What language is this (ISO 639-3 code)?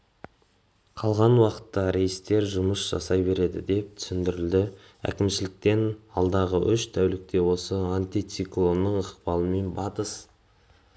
kaz